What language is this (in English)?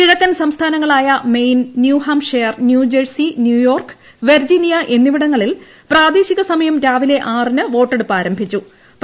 Malayalam